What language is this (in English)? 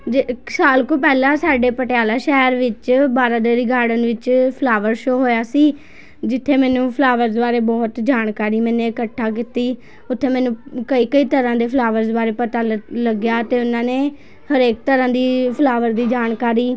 Punjabi